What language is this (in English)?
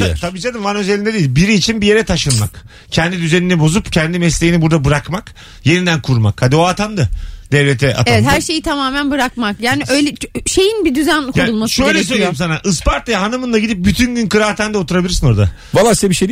Turkish